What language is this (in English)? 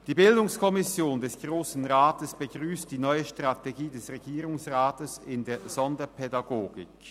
Swiss German